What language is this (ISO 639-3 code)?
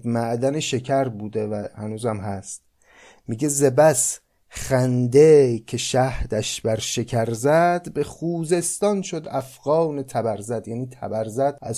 fas